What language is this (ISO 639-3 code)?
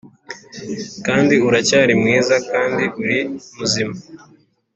kin